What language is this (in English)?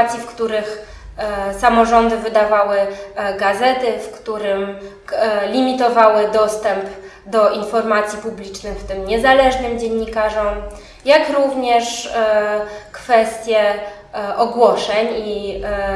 Polish